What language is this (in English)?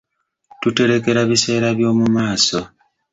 Ganda